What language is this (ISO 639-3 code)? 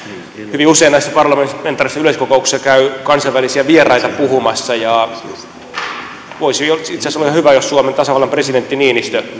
fin